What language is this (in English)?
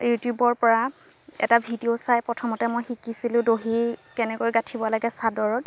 Assamese